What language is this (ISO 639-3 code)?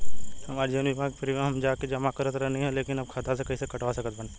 bho